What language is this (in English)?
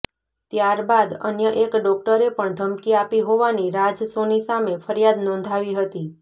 Gujarati